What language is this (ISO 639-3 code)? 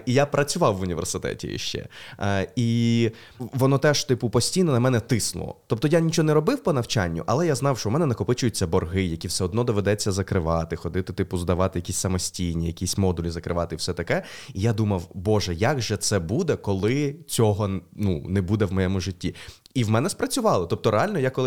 ukr